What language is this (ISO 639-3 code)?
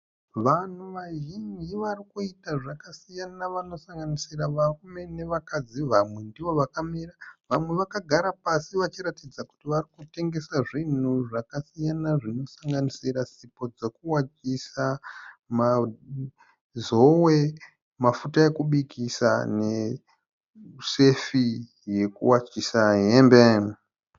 sna